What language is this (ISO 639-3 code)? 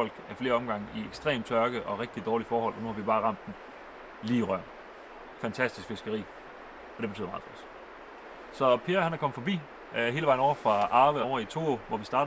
dan